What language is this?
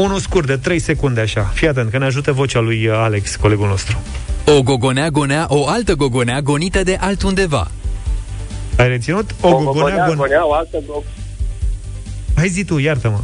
Romanian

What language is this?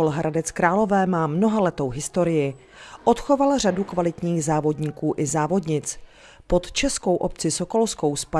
Czech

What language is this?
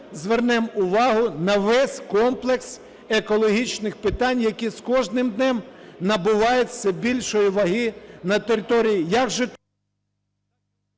Ukrainian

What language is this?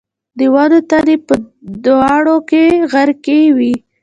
Pashto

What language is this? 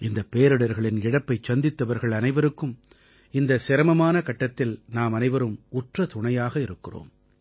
Tamil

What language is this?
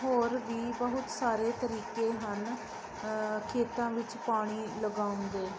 Punjabi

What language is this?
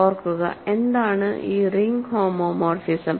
Malayalam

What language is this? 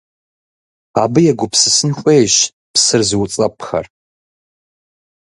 Kabardian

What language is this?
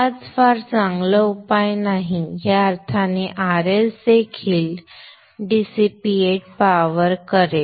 Marathi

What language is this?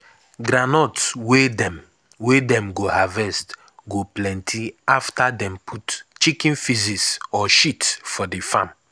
Nigerian Pidgin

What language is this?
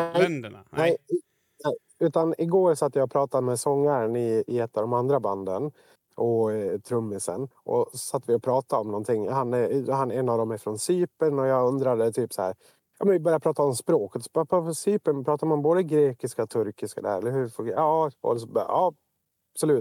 Swedish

